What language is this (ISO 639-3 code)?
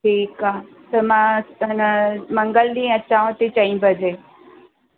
snd